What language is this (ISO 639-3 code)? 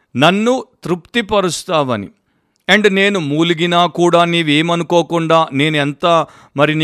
tel